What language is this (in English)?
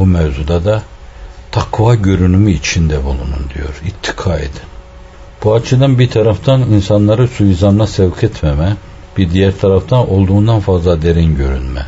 Turkish